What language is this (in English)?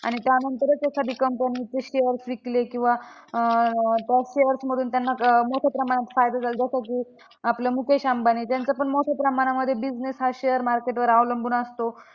Marathi